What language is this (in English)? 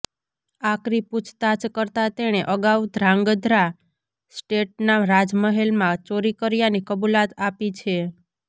Gujarati